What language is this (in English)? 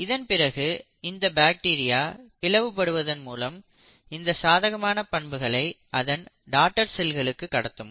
Tamil